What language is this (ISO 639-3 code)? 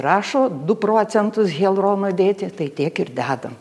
lit